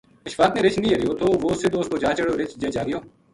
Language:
Gujari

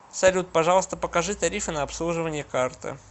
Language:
Russian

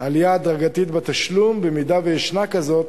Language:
Hebrew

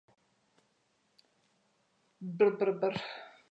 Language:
Macedonian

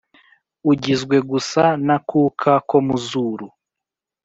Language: Kinyarwanda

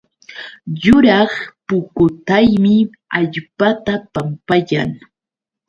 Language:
Yauyos Quechua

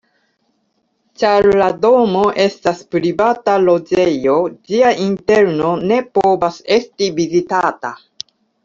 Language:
Esperanto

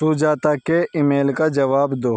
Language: Urdu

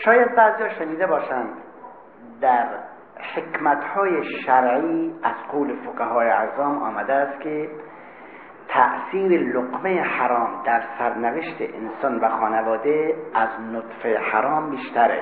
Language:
Persian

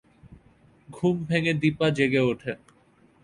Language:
Bangla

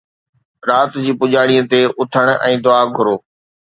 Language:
Sindhi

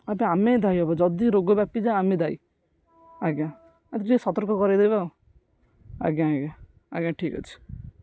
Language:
Odia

